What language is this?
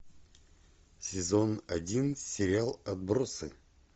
Russian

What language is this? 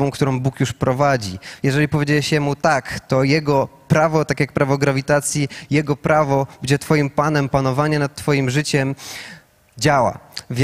Polish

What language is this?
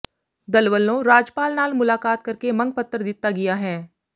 Punjabi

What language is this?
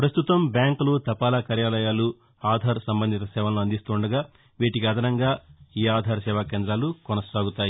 Telugu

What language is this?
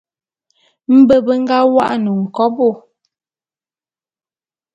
Bulu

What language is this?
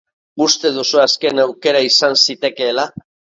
Basque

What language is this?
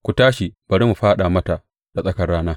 Hausa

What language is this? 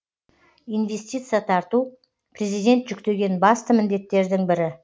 Kazakh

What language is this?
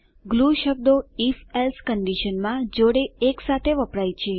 Gujarati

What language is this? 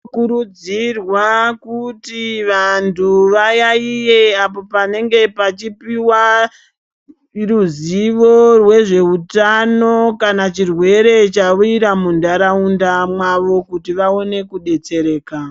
Ndau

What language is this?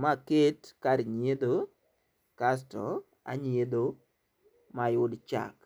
Luo (Kenya and Tanzania)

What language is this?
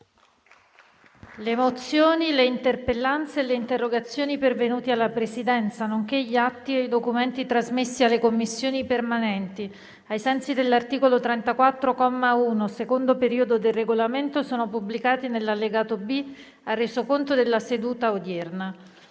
Italian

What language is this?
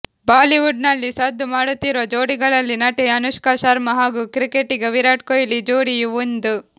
Kannada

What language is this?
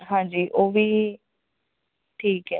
Punjabi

